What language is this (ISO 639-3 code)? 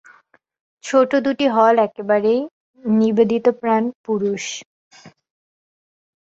ben